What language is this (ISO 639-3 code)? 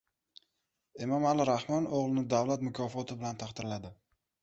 uzb